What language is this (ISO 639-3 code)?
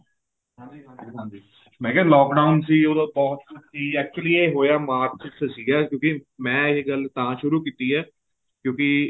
pan